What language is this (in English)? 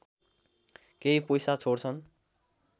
Nepali